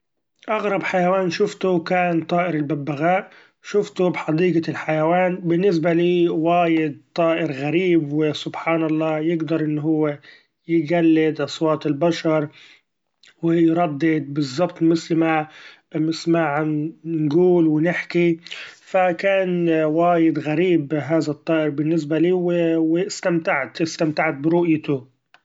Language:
Gulf Arabic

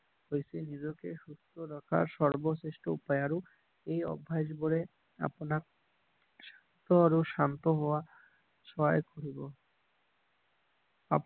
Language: Assamese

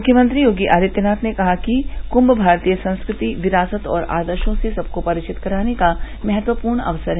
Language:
Hindi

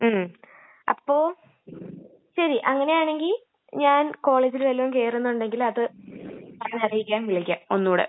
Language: Malayalam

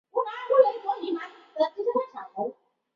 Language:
Chinese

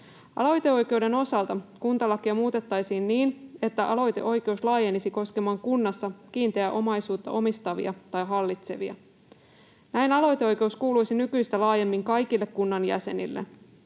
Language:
Finnish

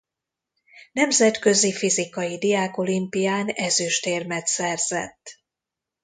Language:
Hungarian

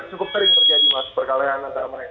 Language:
Indonesian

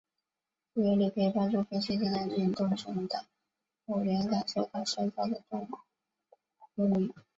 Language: Chinese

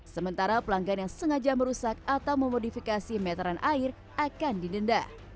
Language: Indonesian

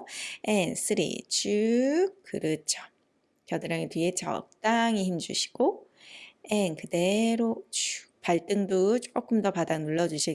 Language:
Korean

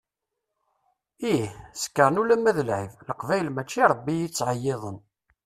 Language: Kabyle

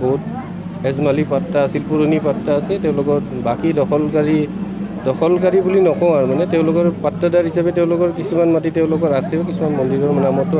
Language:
Bangla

